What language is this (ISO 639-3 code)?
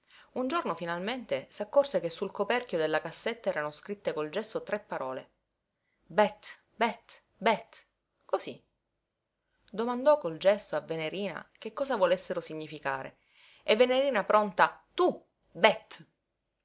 ita